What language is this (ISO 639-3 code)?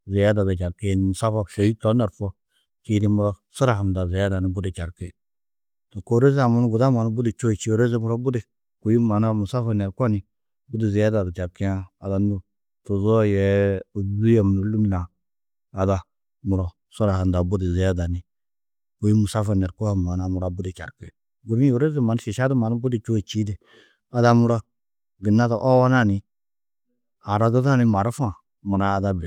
tuq